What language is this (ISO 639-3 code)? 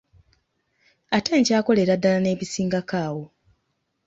lug